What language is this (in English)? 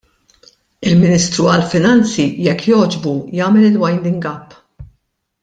Maltese